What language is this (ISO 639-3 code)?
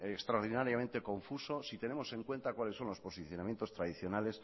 spa